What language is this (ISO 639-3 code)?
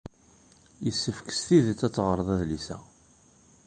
kab